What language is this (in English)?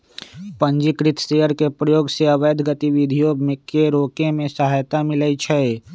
Magahi